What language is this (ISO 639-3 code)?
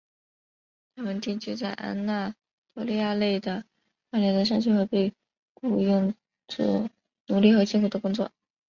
zho